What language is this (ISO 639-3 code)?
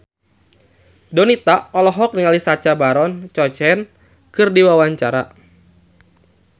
sun